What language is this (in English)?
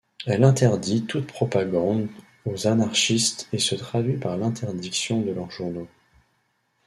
French